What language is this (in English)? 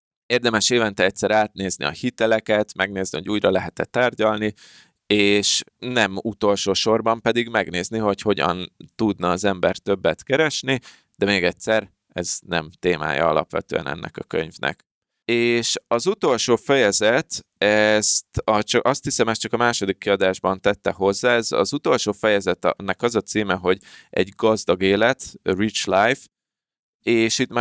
Hungarian